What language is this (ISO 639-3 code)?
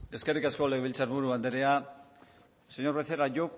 eus